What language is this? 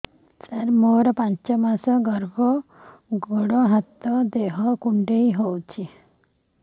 Odia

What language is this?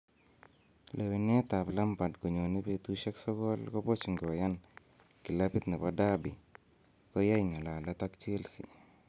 Kalenjin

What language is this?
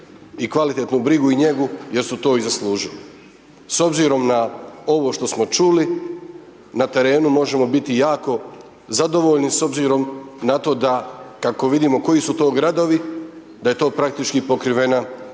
Croatian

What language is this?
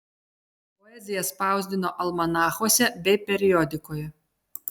Lithuanian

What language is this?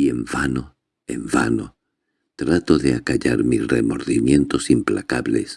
Spanish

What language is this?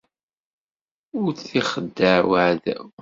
Kabyle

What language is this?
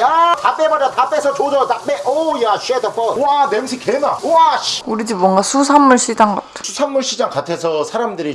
Korean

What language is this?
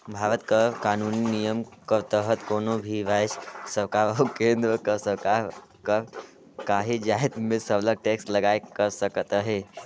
Chhattisgarhi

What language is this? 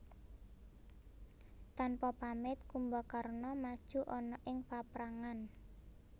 Javanese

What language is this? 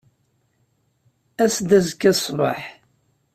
Kabyle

